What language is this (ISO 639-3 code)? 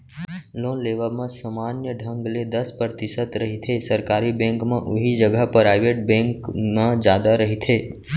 hne